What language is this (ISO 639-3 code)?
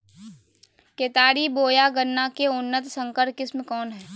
mag